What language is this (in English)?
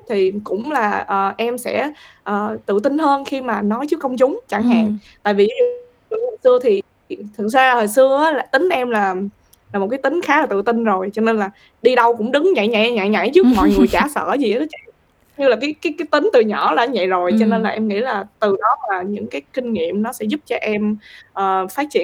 Vietnamese